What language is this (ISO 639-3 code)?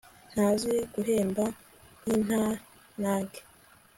kin